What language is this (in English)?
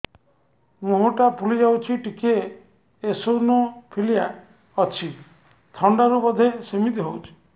Odia